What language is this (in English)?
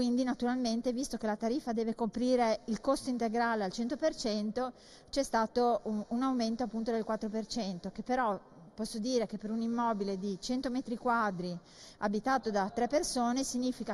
Italian